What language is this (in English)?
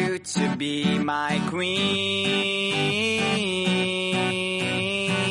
Haitian Creole